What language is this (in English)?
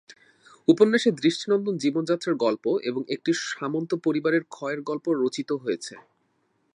Bangla